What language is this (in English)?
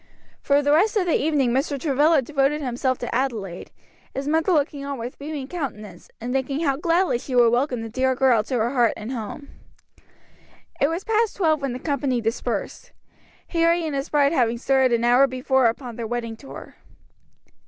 English